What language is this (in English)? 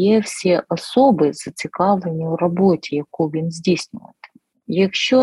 Ukrainian